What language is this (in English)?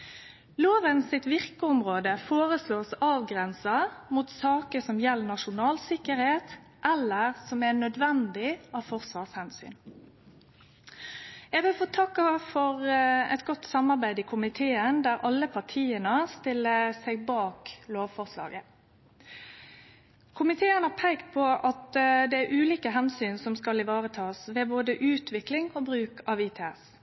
Norwegian Nynorsk